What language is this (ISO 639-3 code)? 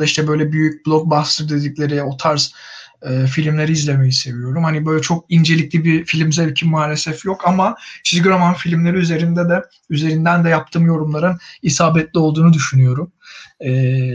tur